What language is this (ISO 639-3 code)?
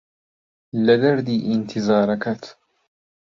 ckb